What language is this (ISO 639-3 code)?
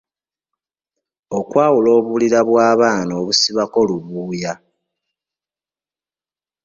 lug